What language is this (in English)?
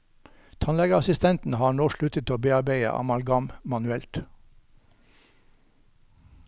Norwegian